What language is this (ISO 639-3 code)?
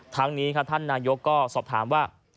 tha